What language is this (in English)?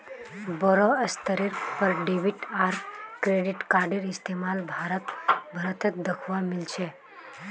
Magahi